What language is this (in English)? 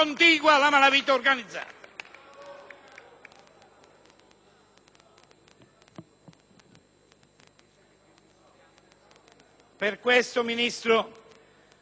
Italian